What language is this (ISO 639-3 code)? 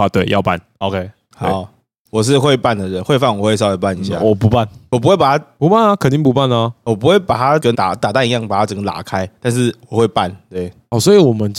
zho